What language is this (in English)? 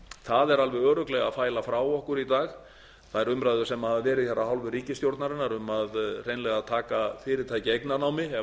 Icelandic